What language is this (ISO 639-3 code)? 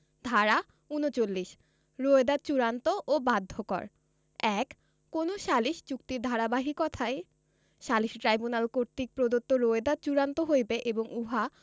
ben